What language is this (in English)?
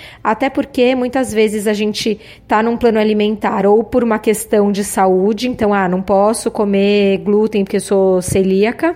Portuguese